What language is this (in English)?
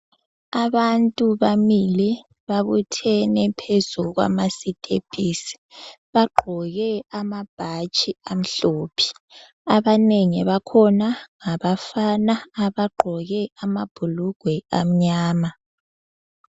North Ndebele